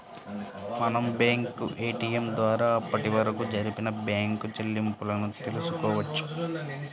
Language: Telugu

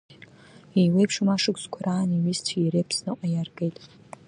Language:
Abkhazian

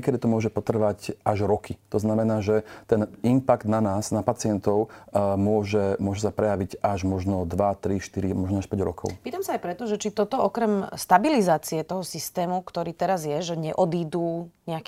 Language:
Slovak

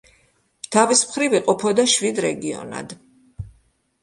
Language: Georgian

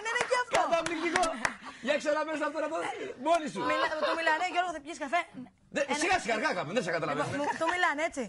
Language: Greek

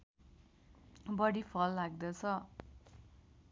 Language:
Nepali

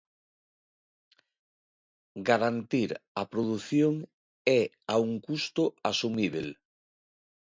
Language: Galician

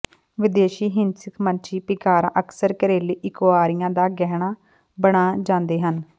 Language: Punjabi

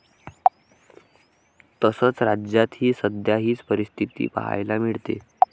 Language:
Marathi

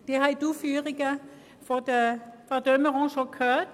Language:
Swiss German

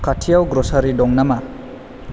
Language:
Bodo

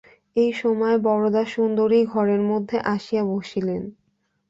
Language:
Bangla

